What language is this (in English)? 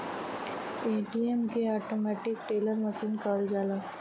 Bhojpuri